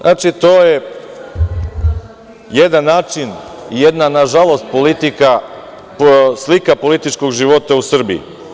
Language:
Serbian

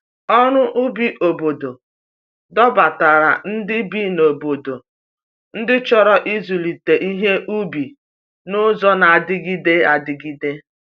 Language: Igbo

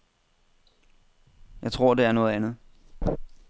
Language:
Danish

